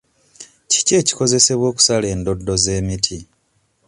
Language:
Ganda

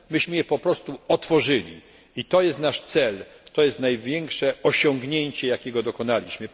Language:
Polish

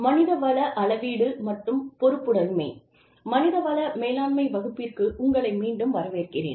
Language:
Tamil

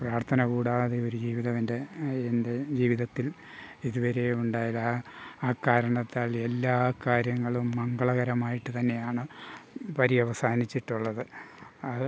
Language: Malayalam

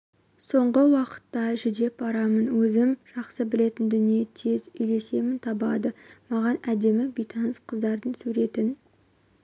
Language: Kazakh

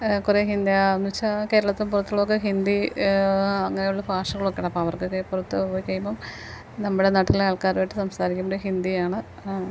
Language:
Malayalam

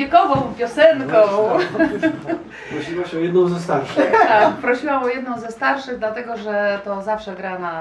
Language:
Polish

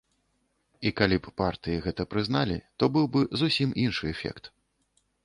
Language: Belarusian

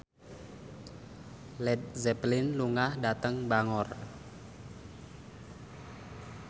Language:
Javanese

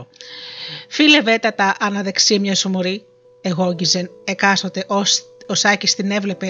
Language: Greek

